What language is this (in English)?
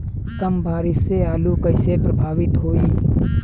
Bhojpuri